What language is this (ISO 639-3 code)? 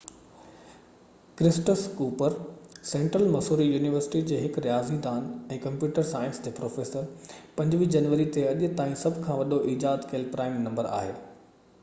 snd